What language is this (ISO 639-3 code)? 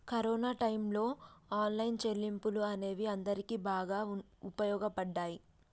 tel